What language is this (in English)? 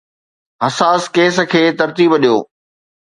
Sindhi